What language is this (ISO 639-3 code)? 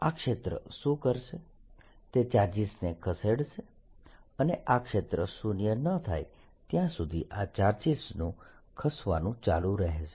guj